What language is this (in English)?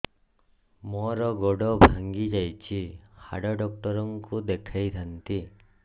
Odia